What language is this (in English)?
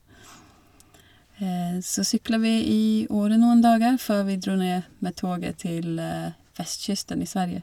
Norwegian